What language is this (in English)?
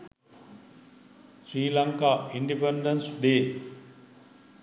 Sinhala